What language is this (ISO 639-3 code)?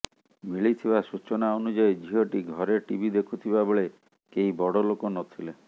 ori